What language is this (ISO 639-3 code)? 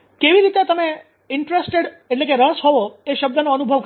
guj